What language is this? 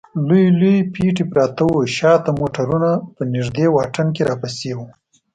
Pashto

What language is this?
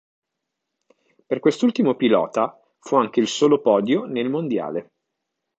Italian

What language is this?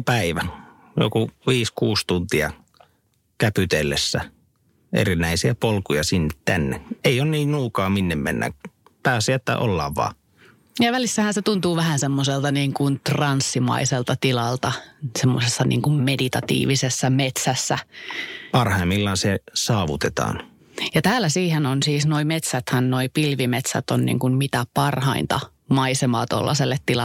Finnish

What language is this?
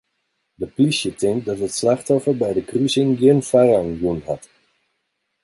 Western Frisian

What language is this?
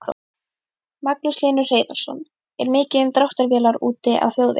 Icelandic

